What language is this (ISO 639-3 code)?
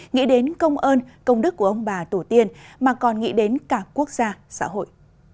vie